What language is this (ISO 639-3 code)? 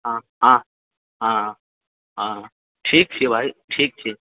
mai